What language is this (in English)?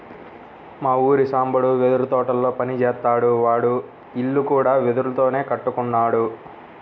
Telugu